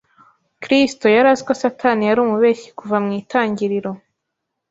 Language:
Kinyarwanda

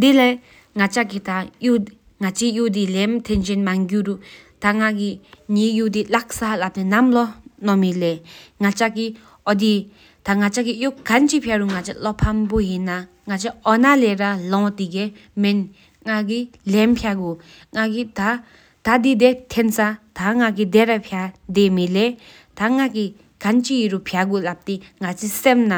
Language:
Sikkimese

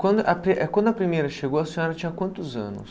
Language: Portuguese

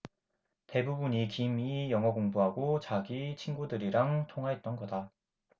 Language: Korean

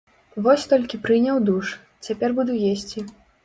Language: Belarusian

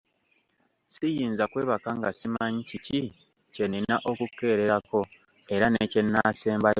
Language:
Ganda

